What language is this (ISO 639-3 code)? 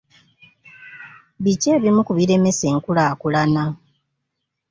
lug